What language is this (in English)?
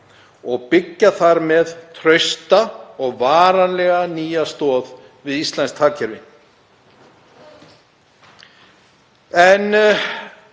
Icelandic